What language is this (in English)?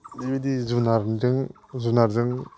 Bodo